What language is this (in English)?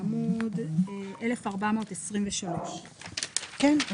Hebrew